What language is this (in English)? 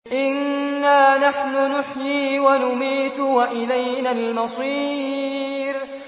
Arabic